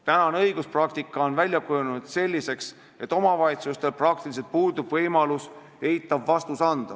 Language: Estonian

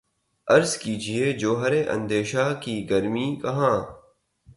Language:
Urdu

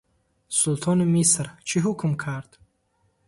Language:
Tajik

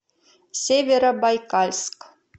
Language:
Russian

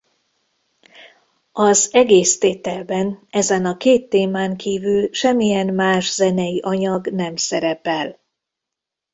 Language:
Hungarian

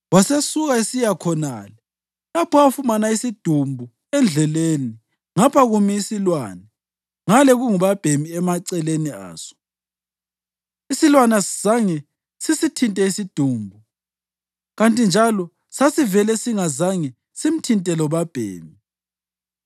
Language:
North Ndebele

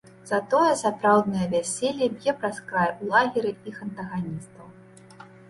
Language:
Belarusian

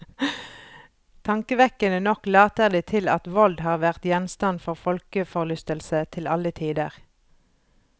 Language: Norwegian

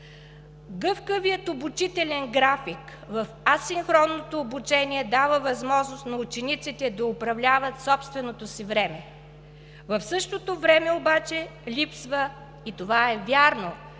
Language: Bulgarian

